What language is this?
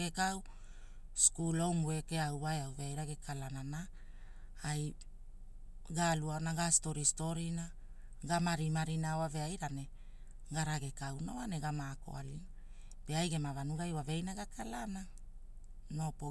Hula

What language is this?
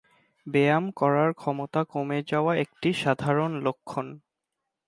Bangla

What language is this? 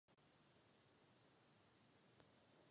Czech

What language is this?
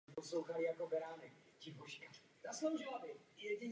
Czech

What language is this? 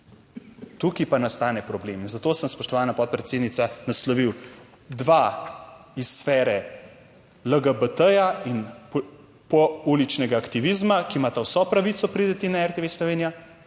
Slovenian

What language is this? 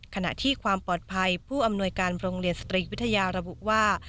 Thai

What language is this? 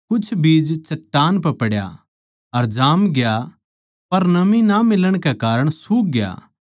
Haryanvi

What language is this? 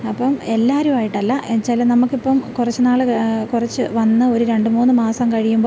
Malayalam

